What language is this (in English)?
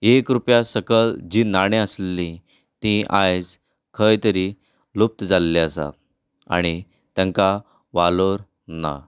Konkani